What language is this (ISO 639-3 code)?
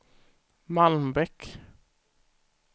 swe